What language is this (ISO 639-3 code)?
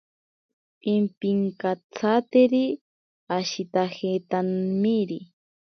prq